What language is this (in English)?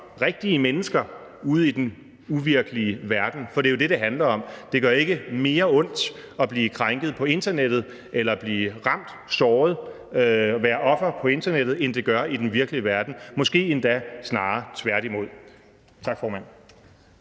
Danish